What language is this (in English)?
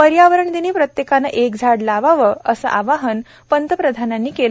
Marathi